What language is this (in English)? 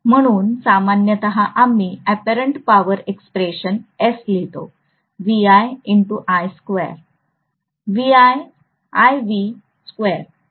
Marathi